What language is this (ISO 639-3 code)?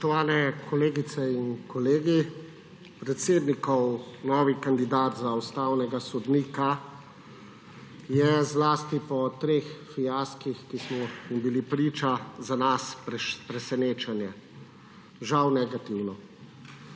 slv